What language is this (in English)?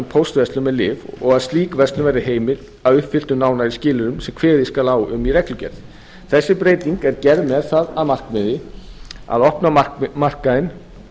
Icelandic